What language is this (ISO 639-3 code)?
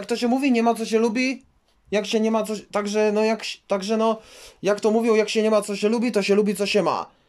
pol